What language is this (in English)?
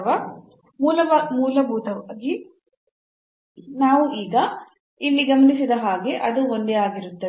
Kannada